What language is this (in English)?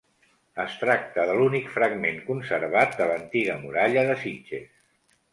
Catalan